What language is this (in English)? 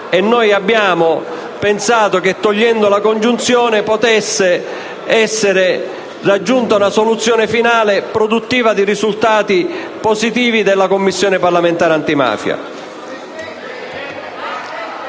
Italian